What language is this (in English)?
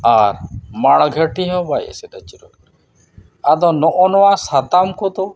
Santali